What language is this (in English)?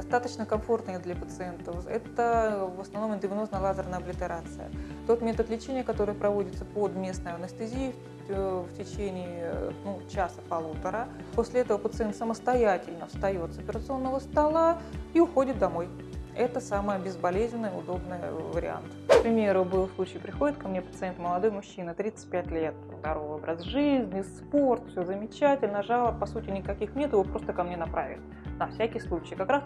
Russian